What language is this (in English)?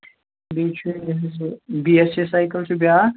Kashmiri